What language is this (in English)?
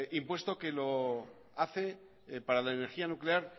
Spanish